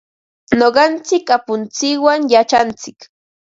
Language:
Ambo-Pasco Quechua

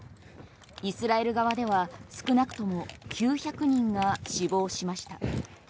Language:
Japanese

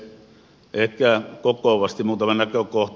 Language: Finnish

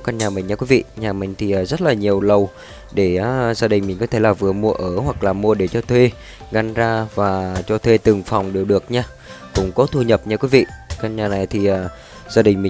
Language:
Vietnamese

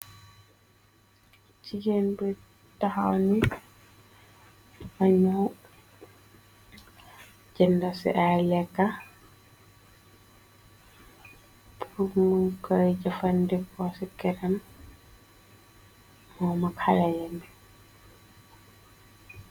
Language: Wolof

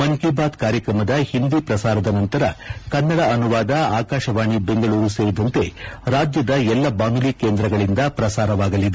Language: Kannada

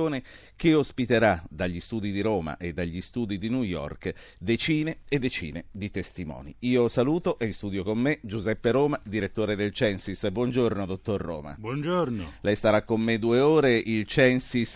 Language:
Italian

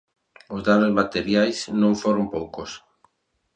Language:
Galician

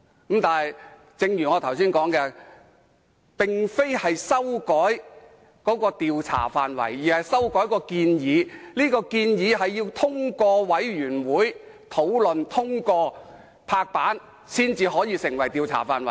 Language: Cantonese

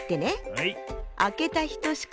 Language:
Japanese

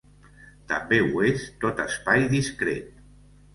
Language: Catalan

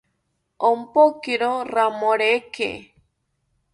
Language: South Ucayali Ashéninka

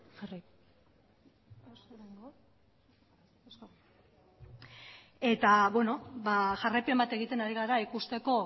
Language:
Basque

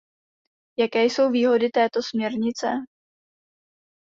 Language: Czech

